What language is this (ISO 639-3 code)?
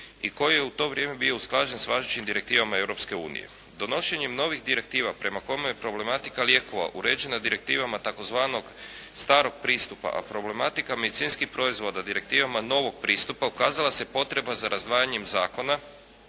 hrv